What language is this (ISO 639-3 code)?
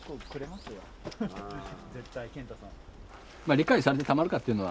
jpn